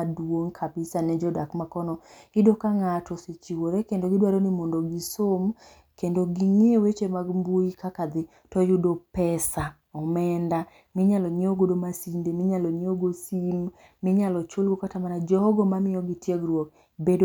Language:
Luo (Kenya and Tanzania)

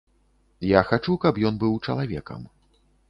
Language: Belarusian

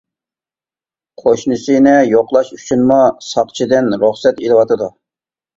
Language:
Uyghur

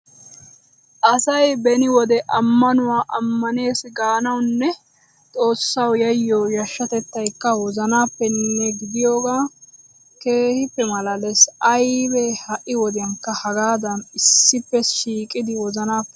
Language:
Wolaytta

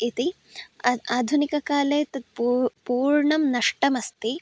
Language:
Sanskrit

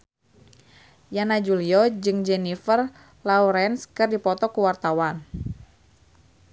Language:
Sundanese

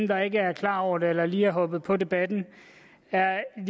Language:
Danish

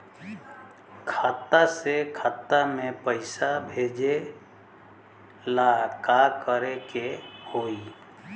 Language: Bhojpuri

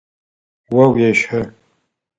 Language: Adyghe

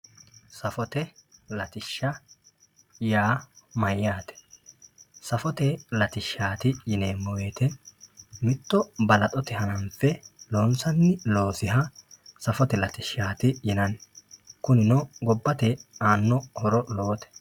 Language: Sidamo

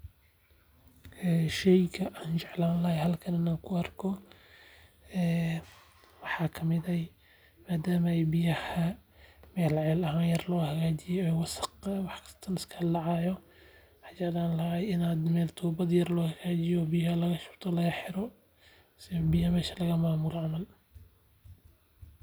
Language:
Somali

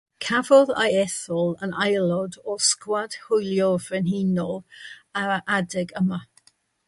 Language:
Welsh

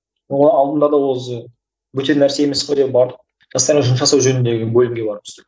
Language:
Kazakh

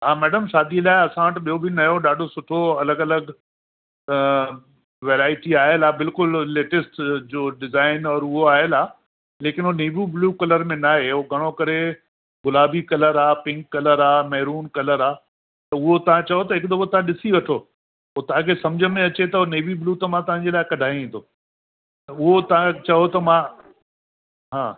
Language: Sindhi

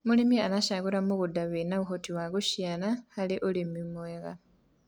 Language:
Kikuyu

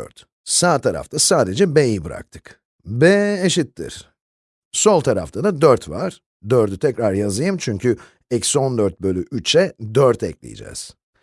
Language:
Turkish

